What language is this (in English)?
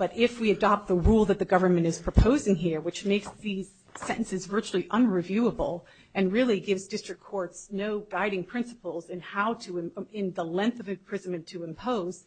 English